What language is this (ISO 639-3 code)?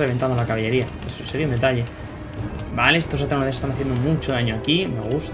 spa